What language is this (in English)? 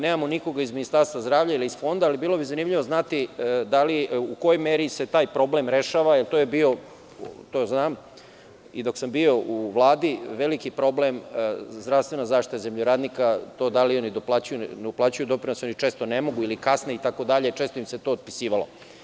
Serbian